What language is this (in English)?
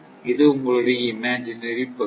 Tamil